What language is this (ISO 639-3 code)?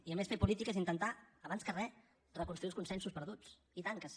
cat